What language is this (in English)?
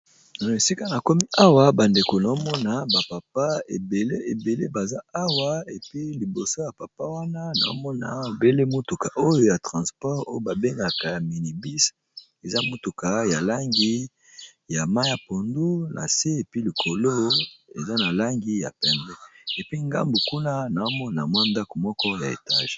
Lingala